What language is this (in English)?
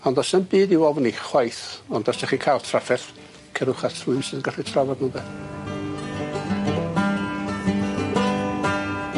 Welsh